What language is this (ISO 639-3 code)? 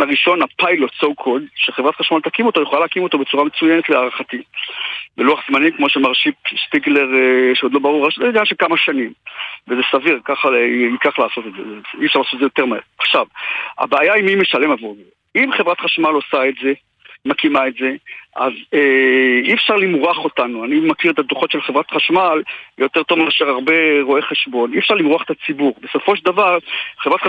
heb